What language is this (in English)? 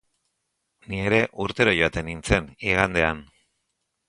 Basque